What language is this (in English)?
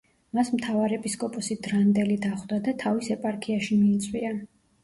Georgian